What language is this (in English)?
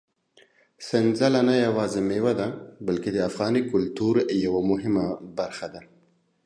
Pashto